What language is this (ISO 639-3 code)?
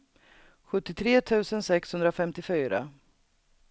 swe